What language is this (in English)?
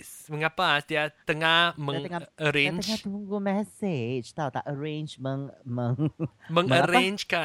Malay